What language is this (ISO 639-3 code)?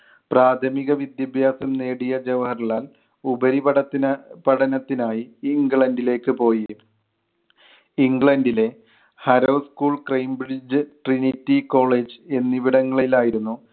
mal